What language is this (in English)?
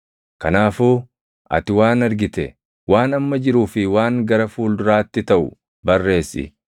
Oromo